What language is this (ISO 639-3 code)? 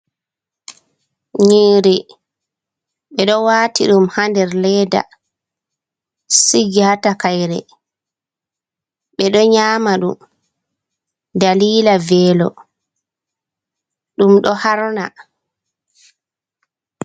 ful